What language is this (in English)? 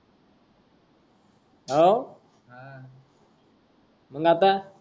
Marathi